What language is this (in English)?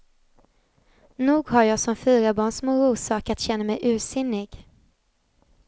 Swedish